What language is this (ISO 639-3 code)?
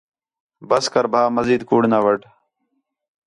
xhe